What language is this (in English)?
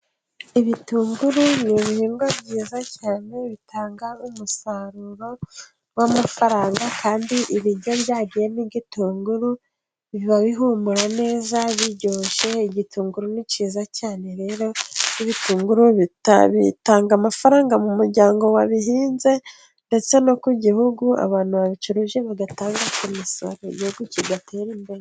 Kinyarwanda